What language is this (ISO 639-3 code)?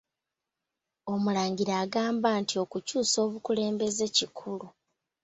lug